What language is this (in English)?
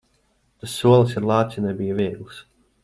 Latvian